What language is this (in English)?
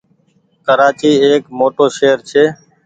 Goaria